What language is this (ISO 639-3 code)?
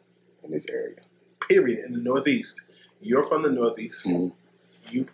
eng